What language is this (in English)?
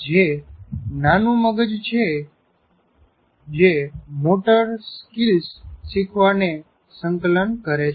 Gujarati